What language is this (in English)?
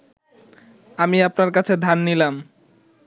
Bangla